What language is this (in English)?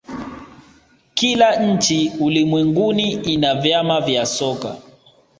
Swahili